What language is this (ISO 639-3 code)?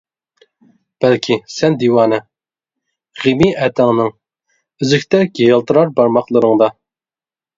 uig